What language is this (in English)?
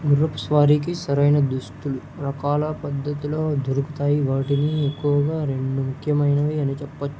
Telugu